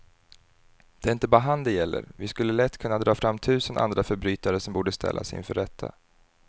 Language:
Swedish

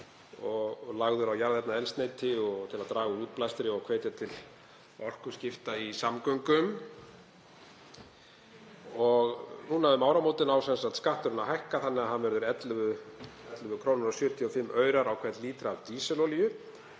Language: Icelandic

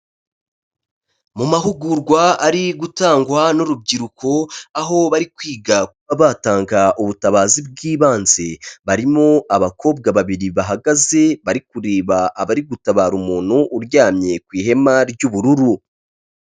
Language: Kinyarwanda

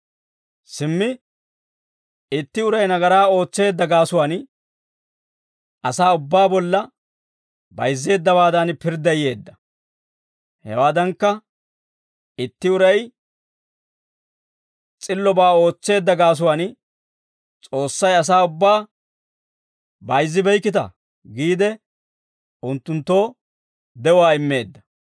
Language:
Dawro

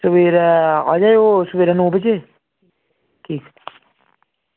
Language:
Dogri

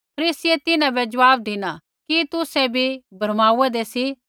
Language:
Kullu Pahari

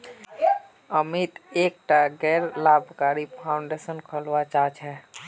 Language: Magahi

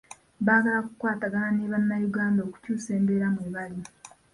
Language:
Ganda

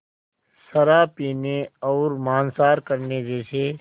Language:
Hindi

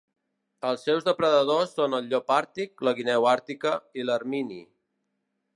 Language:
Catalan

